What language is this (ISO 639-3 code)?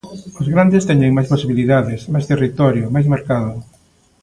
glg